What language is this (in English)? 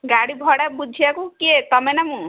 Odia